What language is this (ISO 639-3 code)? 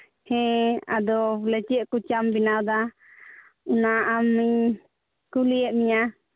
sat